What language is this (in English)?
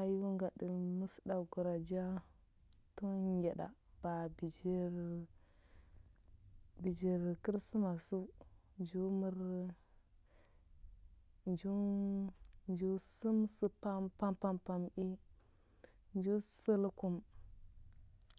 Huba